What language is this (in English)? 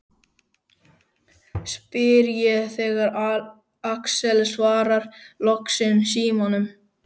Icelandic